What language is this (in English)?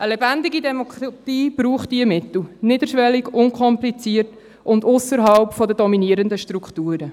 Swiss German